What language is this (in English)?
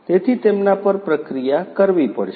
Gujarati